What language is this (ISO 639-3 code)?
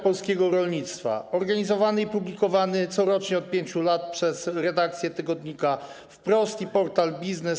pol